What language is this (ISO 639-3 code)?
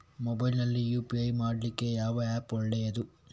kan